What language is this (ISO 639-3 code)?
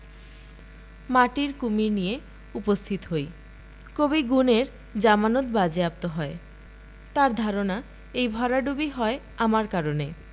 ben